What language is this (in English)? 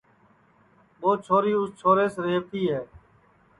Sansi